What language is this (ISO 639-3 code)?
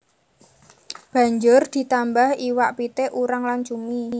jav